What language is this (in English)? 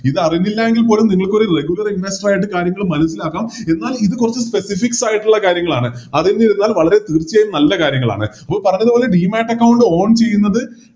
Malayalam